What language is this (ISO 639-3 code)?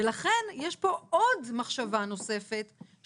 heb